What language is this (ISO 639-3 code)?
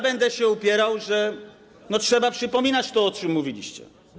pol